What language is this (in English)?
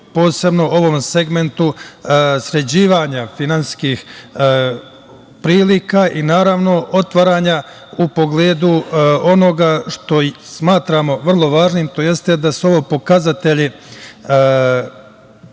Serbian